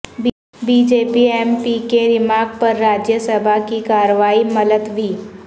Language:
Urdu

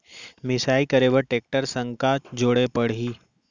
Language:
Chhattisgarhi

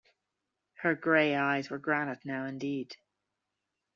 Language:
English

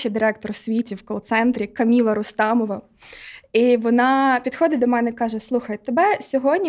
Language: Ukrainian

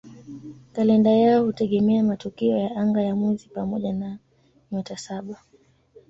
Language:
Swahili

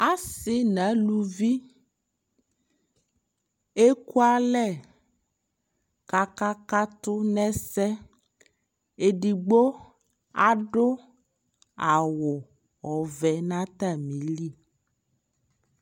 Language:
Ikposo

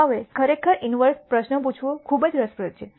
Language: Gujarati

